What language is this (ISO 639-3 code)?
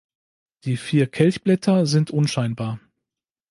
deu